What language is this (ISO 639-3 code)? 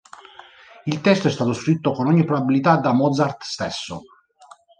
ita